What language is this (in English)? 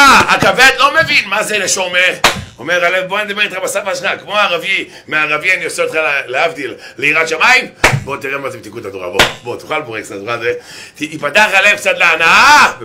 Hebrew